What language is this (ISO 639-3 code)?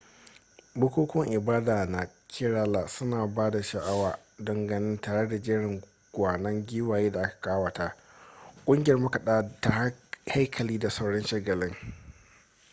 hau